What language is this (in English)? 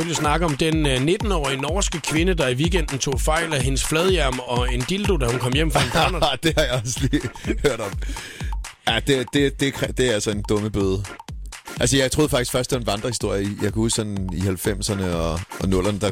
Danish